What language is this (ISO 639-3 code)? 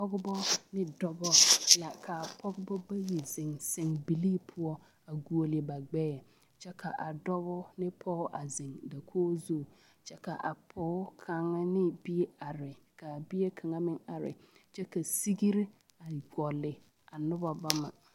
dga